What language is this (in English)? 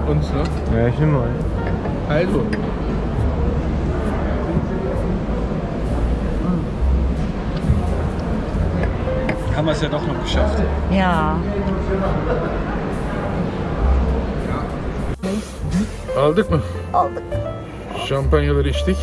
Turkish